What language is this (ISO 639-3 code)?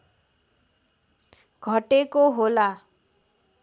nep